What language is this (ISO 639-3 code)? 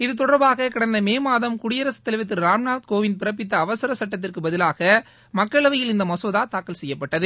tam